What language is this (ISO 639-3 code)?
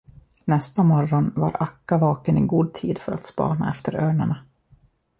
swe